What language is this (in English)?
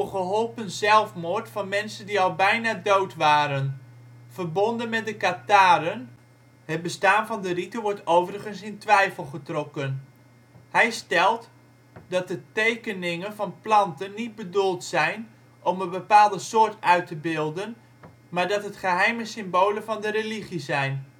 Dutch